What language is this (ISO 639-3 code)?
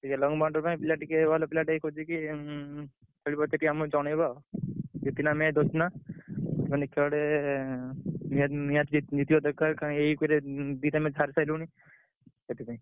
ori